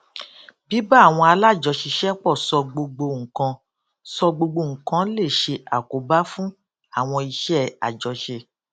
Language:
Yoruba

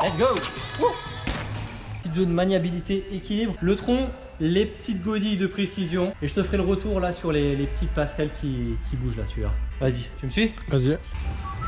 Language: French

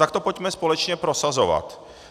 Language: Czech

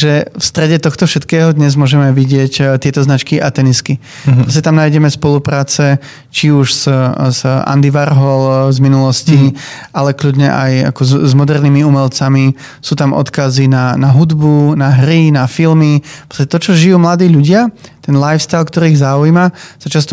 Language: Czech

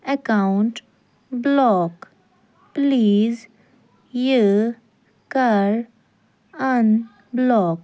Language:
Kashmiri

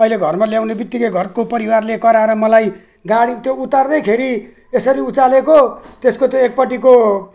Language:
Nepali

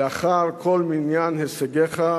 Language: Hebrew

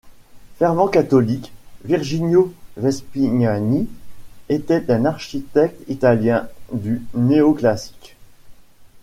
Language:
French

